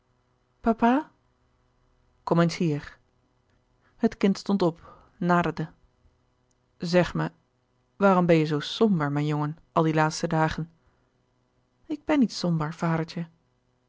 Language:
Dutch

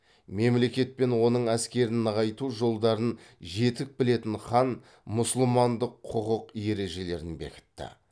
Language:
Kazakh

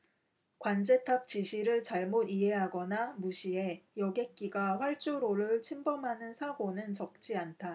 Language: Korean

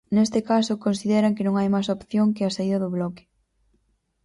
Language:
Galician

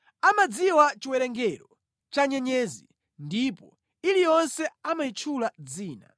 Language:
Nyanja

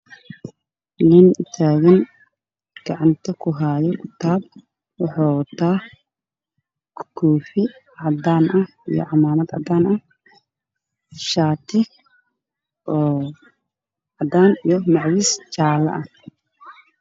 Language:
Somali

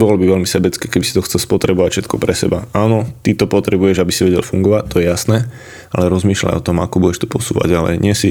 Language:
Slovak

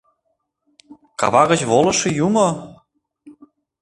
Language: Mari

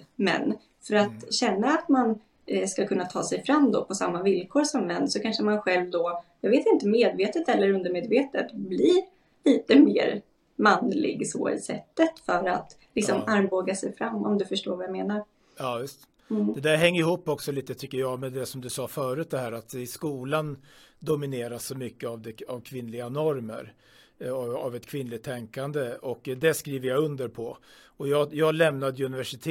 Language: Swedish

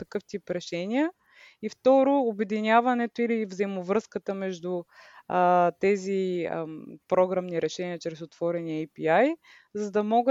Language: Bulgarian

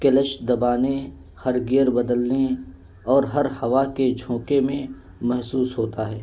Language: Urdu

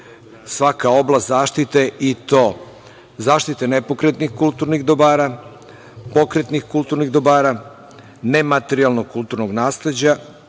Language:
Serbian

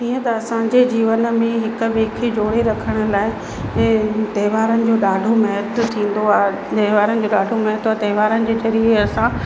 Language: Sindhi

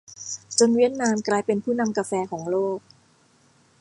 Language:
Thai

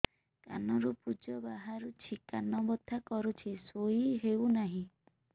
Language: Odia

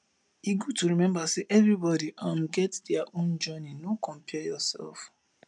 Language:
Nigerian Pidgin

